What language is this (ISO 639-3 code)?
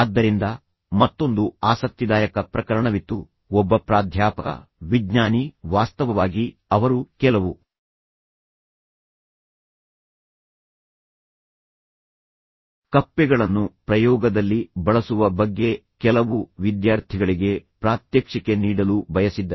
kan